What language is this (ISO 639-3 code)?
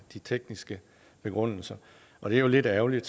dan